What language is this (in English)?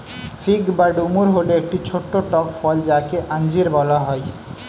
Bangla